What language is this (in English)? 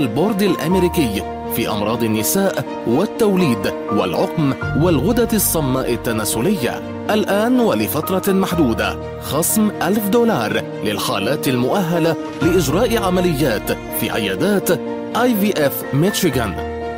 Arabic